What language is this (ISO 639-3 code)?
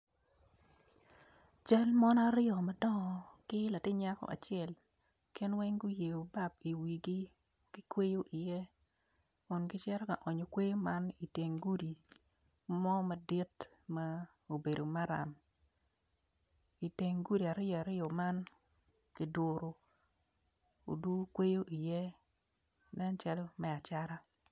ach